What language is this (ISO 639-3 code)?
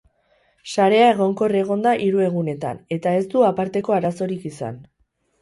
eus